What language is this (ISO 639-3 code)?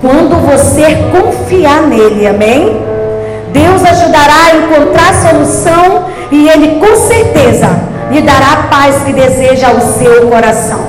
por